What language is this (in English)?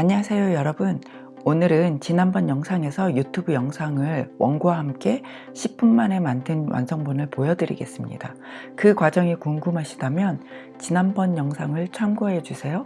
Korean